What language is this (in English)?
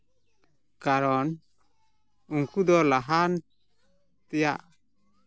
Santali